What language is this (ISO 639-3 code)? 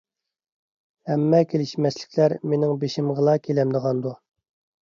uig